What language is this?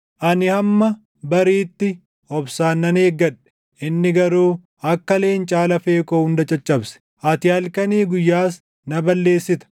Oromo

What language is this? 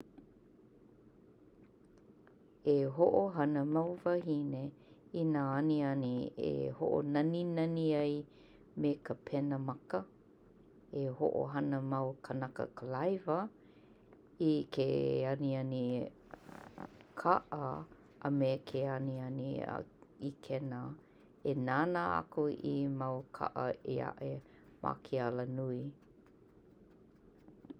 Hawaiian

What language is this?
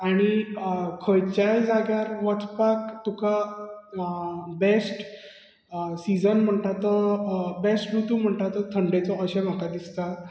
Konkani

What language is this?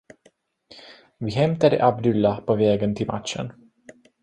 Swedish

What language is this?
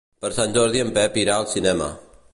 Catalan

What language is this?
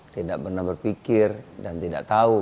Indonesian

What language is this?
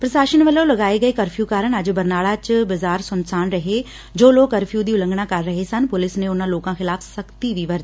Punjabi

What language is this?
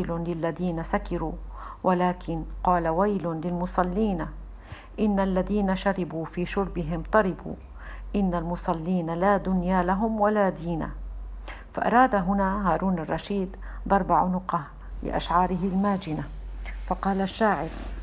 Arabic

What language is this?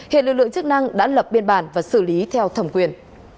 Vietnamese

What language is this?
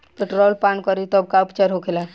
Bhojpuri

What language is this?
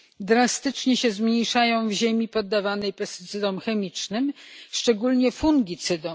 Polish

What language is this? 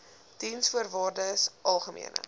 Afrikaans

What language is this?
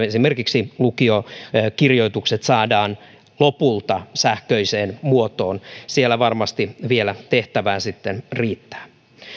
Finnish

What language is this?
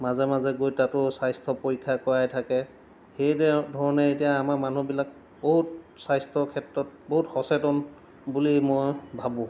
Assamese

